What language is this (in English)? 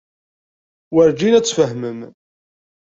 Kabyle